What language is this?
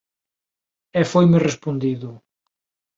Galician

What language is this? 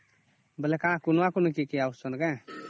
Odia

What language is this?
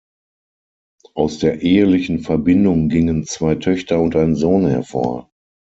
German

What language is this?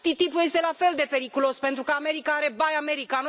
Romanian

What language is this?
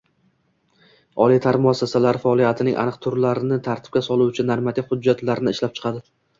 Uzbek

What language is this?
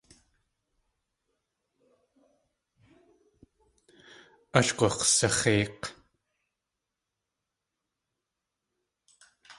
Tlingit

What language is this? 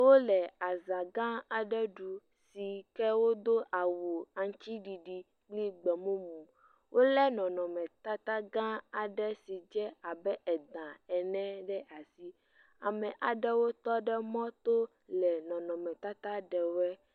Ewe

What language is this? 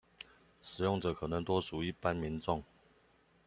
Chinese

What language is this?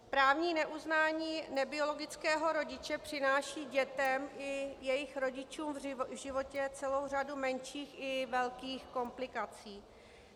Czech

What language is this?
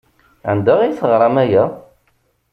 Kabyle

